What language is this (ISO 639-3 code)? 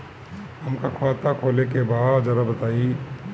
bho